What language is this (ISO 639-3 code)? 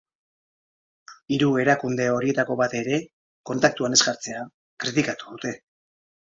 eus